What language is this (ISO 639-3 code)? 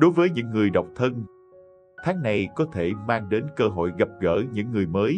vie